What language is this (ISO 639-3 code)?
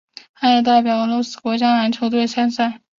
zho